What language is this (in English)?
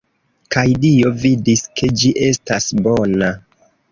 Esperanto